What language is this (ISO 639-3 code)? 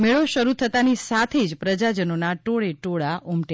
guj